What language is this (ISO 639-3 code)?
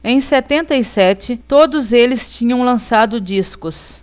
por